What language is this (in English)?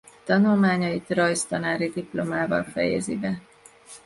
Hungarian